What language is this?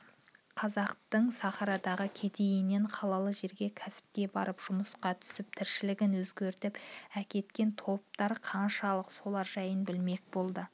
Kazakh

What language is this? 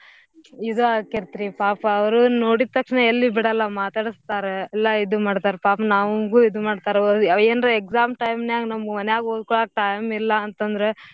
Kannada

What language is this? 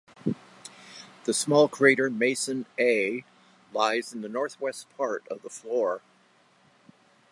English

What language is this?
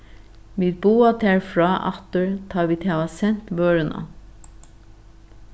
Faroese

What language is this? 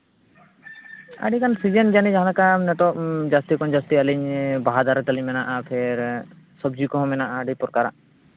Santali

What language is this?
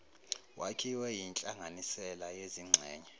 Zulu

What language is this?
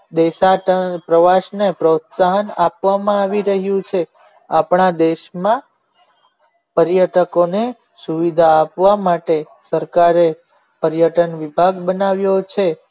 Gujarati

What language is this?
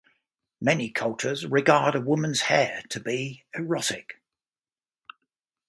English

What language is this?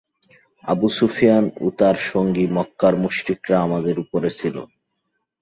Bangla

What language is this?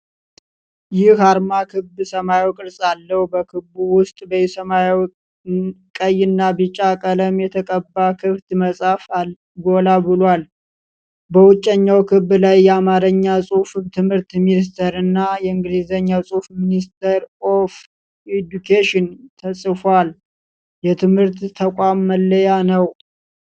Amharic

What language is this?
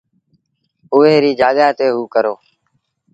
Sindhi Bhil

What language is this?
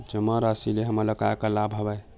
Chhattisgarhi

